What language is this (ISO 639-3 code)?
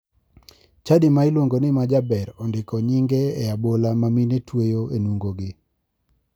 luo